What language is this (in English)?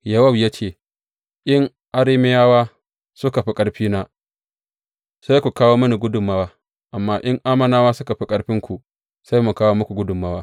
Hausa